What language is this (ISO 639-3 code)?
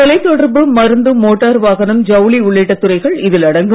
tam